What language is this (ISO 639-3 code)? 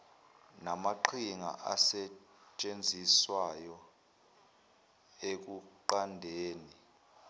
zul